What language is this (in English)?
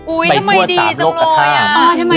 Thai